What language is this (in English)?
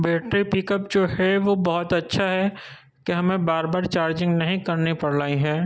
Urdu